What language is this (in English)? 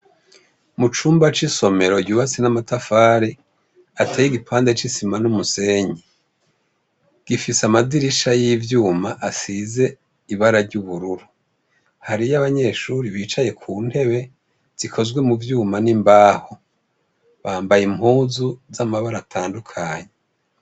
Rundi